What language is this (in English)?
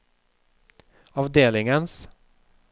Norwegian